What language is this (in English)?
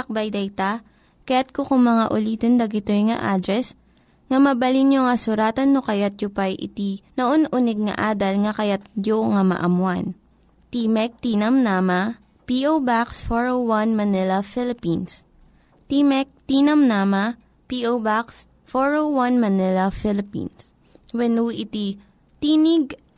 Filipino